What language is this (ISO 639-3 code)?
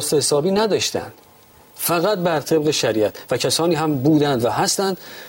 fas